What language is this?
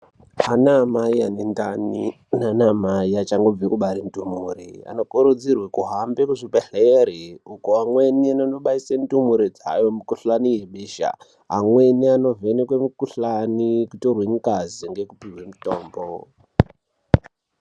Ndau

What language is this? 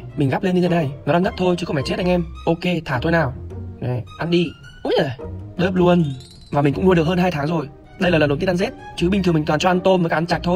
Vietnamese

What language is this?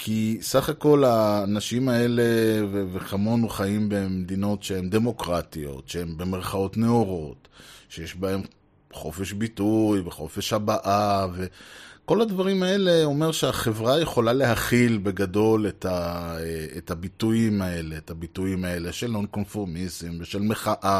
Hebrew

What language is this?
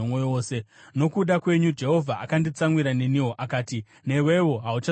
Shona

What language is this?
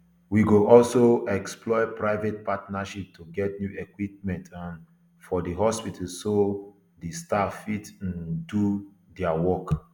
Nigerian Pidgin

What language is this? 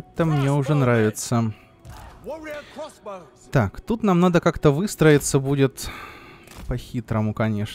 Russian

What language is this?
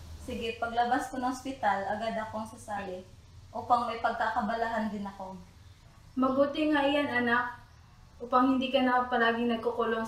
Filipino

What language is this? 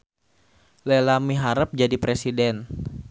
Sundanese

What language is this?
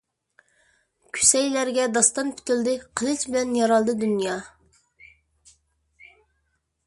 Uyghur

